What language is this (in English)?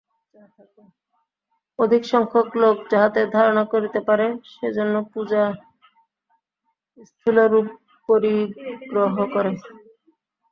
Bangla